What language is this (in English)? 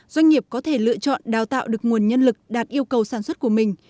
Vietnamese